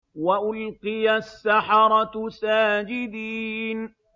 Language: Arabic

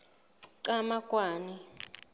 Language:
Southern Sotho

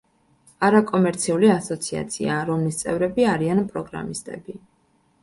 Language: Georgian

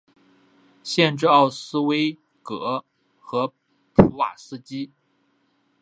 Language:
Chinese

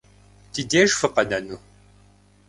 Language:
Kabardian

